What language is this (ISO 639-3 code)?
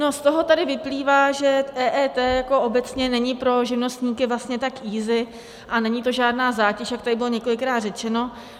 ces